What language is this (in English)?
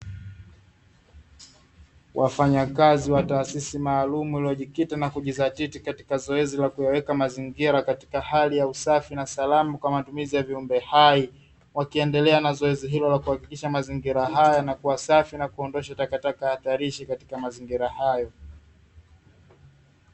Swahili